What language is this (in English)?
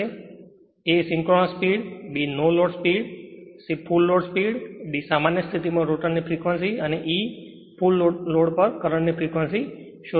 Gujarati